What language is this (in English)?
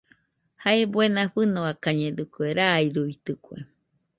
Nüpode Huitoto